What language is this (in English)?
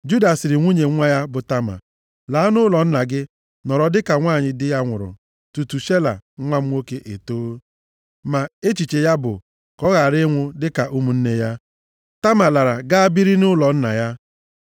Igbo